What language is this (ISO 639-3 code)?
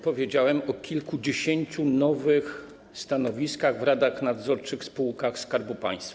pol